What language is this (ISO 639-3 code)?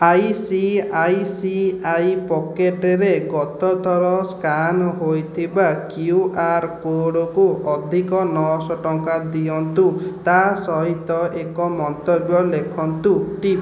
ori